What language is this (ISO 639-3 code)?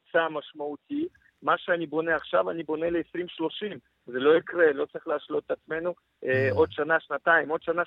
heb